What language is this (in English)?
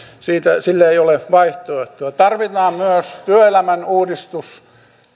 Finnish